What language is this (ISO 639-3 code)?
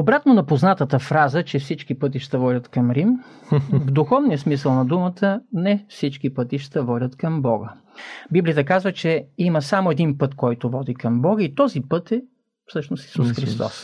bul